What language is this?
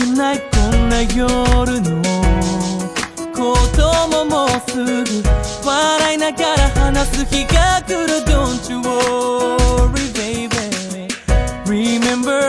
Vietnamese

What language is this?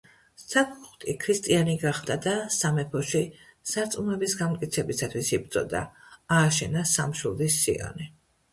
Georgian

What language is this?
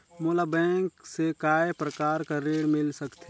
Chhattisgarhi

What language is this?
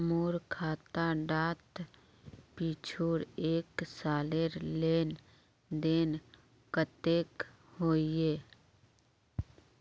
Magahi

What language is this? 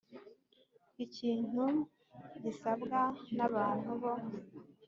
Kinyarwanda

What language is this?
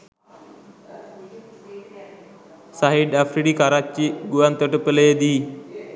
Sinhala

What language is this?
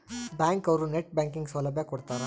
Kannada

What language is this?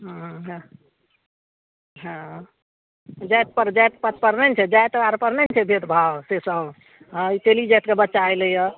Maithili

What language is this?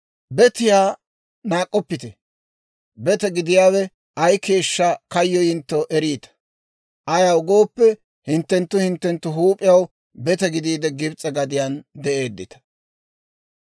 Dawro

